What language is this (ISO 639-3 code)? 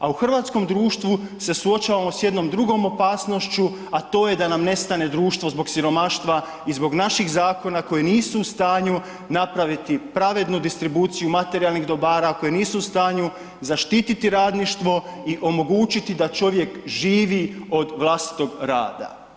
hrv